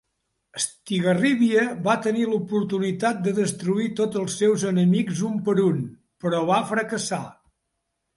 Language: Catalan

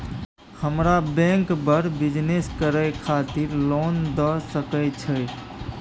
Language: Maithili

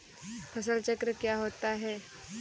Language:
Hindi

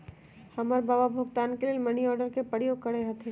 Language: Magahi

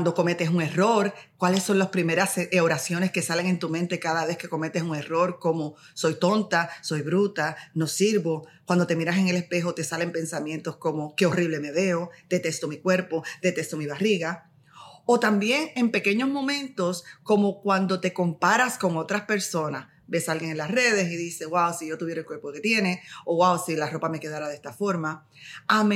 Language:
Spanish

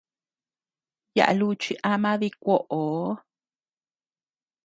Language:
Tepeuxila Cuicatec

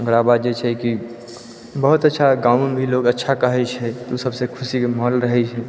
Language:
Maithili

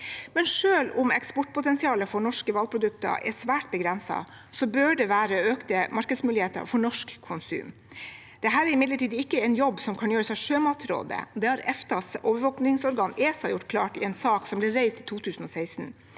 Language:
Norwegian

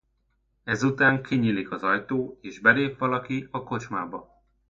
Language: Hungarian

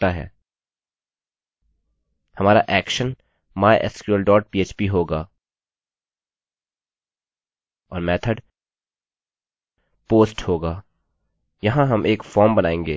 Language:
Hindi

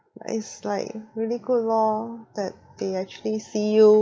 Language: English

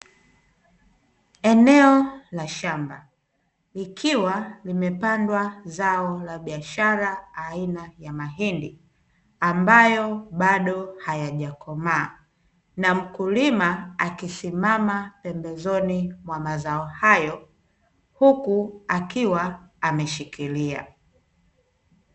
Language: Swahili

